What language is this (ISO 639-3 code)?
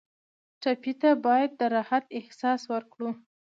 pus